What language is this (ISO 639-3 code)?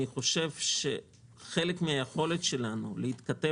heb